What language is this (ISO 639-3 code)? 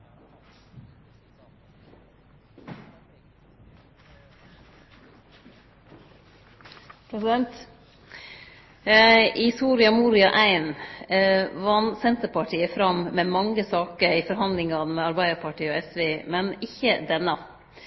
nor